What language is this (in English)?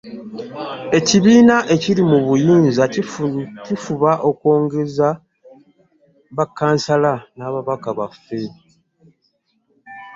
Ganda